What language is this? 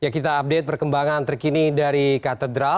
Indonesian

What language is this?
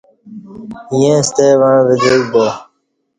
Kati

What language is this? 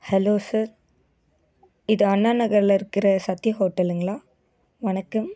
Tamil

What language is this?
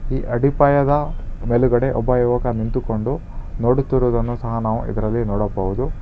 Kannada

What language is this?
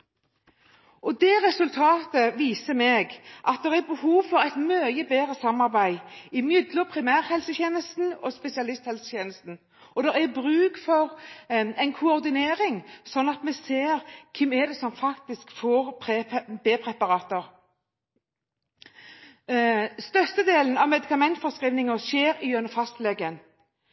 Norwegian Bokmål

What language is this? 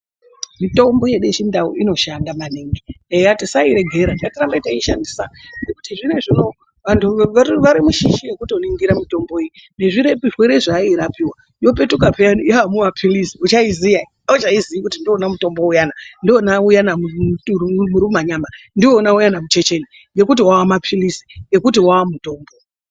Ndau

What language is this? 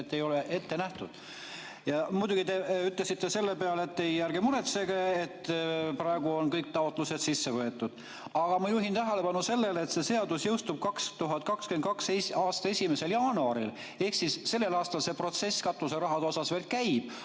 Estonian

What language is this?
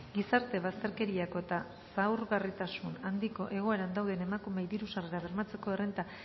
Basque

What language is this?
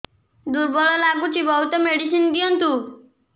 Odia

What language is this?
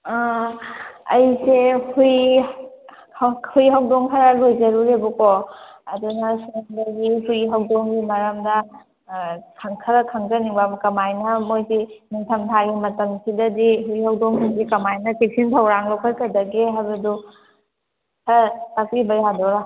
Manipuri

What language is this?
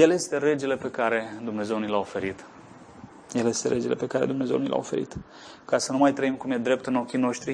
Romanian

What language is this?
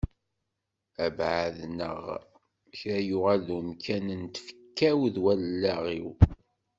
Kabyle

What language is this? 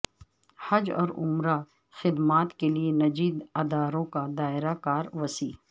Urdu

